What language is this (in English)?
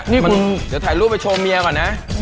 Thai